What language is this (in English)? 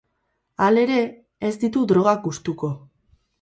Basque